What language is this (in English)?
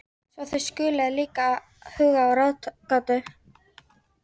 Icelandic